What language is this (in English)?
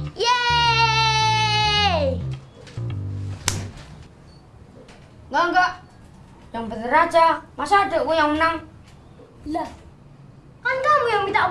Indonesian